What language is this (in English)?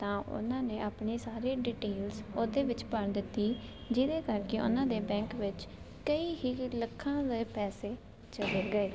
Punjabi